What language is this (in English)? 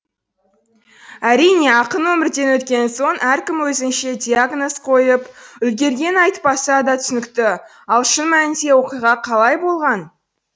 Kazakh